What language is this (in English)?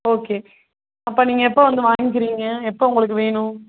Tamil